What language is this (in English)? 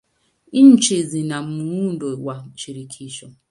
Swahili